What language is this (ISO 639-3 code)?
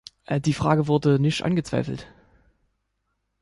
deu